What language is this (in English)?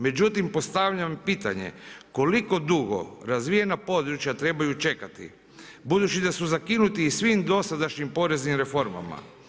Croatian